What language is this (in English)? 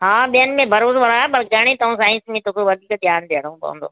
Sindhi